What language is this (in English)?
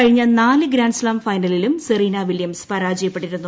Malayalam